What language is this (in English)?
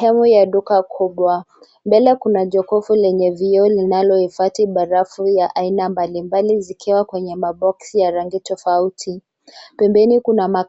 Swahili